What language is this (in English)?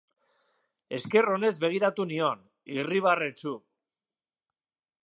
Basque